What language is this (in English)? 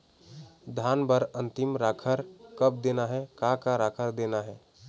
Chhattisgarhi